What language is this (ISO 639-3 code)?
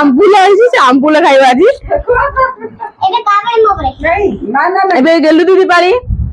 ori